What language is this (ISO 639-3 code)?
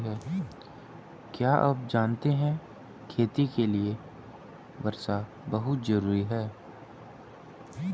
hin